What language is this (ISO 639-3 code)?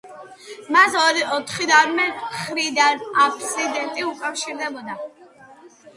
kat